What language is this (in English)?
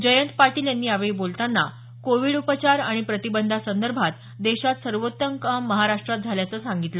Marathi